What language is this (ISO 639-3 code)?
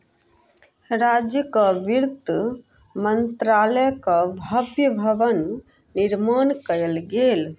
mai